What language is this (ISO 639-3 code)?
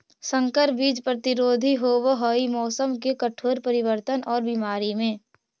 mag